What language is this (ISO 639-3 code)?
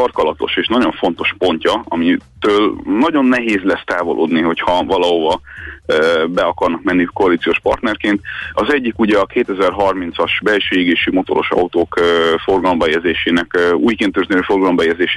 hun